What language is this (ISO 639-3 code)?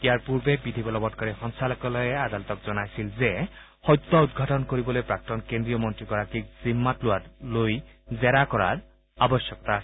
asm